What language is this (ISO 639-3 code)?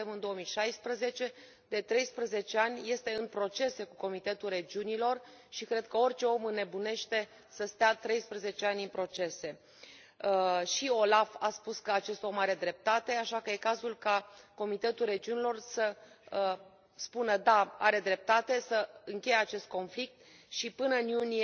ron